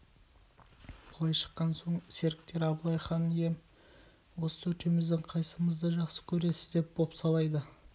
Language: Kazakh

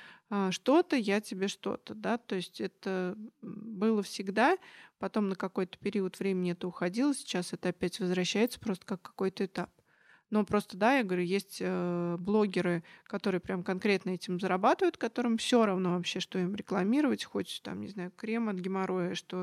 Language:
Russian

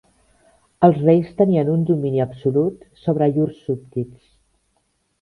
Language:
Catalan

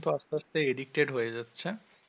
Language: Bangla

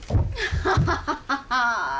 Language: Icelandic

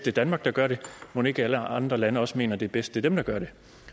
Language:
Danish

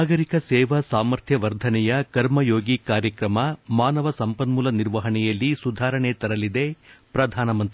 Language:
Kannada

